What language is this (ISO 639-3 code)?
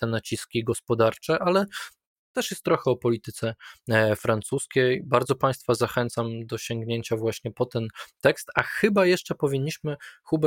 pol